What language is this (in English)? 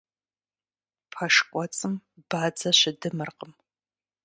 Kabardian